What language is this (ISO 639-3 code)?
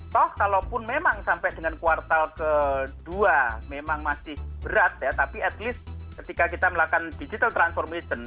ind